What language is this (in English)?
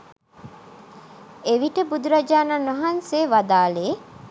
Sinhala